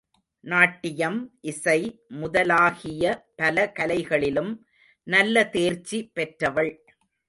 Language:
Tamil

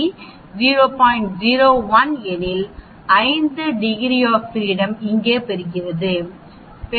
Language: Tamil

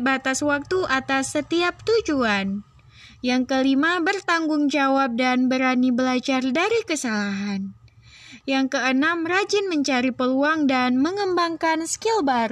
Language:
Indonesian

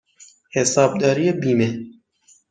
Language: Persian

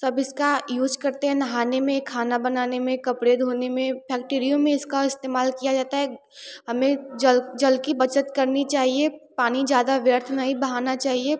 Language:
Hindi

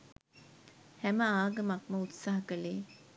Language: Sinhala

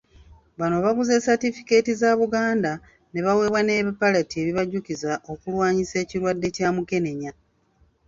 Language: Ganda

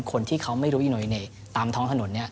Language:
Thai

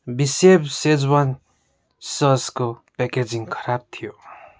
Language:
Nepali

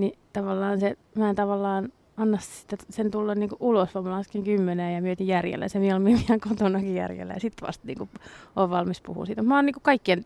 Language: Finnish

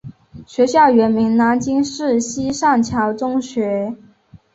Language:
Chinese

